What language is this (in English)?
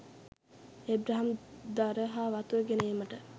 Sinhala